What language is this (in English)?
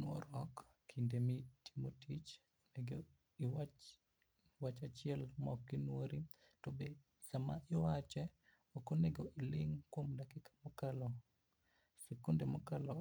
Luo (Kenya and Tanzania)